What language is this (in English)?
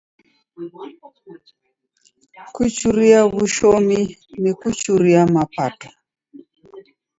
Taita